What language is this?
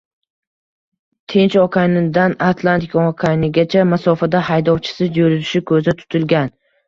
Uzbek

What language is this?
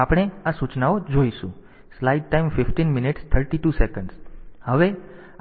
Gujarati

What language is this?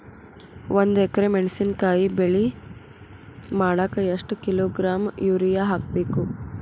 Kannada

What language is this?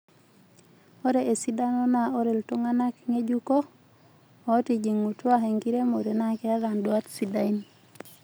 Masai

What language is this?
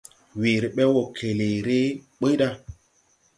Tupuri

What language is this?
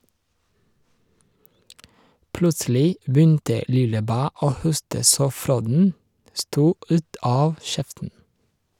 Norwegian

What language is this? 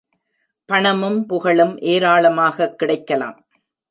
Tamil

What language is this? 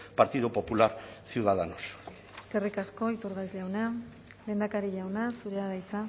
Basque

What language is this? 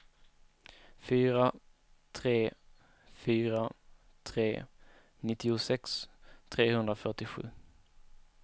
Swedish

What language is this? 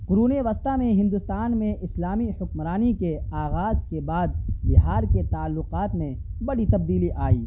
Urdu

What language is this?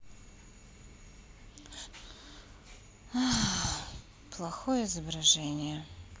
Russian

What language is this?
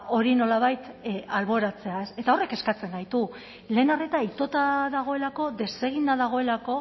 Basque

